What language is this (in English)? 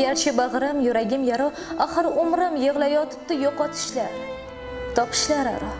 Japanese